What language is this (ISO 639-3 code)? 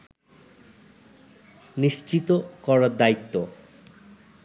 ben